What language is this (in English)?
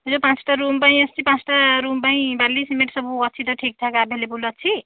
Odia